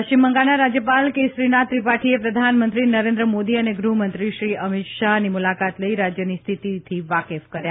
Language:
Gujarati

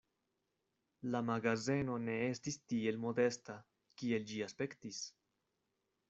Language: Esperanto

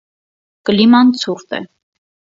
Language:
Armenian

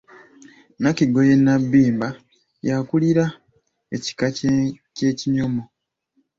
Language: Ganda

